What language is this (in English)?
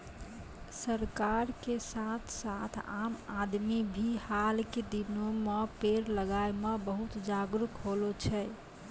Maithili